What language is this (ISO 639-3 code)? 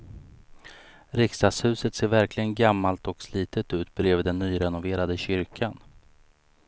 swe